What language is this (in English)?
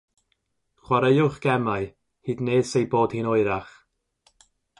Welsh